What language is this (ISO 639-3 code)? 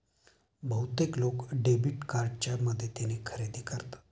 mar